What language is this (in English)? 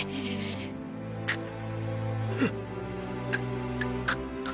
Japanese